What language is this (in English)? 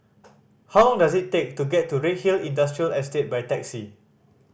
English